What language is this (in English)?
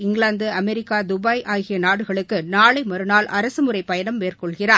Tamil